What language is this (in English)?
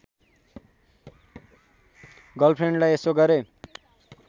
Nepali